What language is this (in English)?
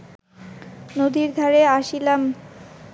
Bangla